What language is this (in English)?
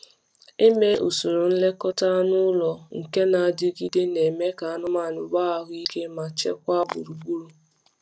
Igbo